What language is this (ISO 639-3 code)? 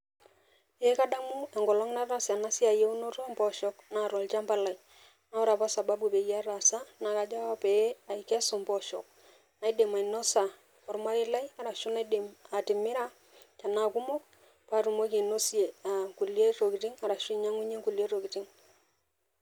mas